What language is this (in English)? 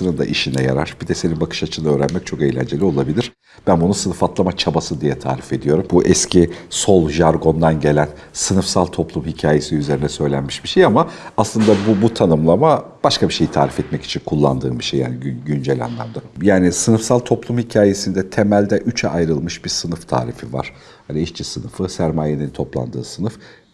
Turkish